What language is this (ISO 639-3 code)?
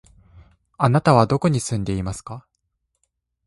jpn